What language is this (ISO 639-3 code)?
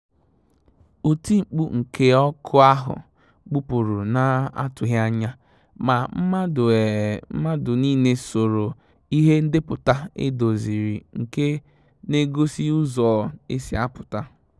ibo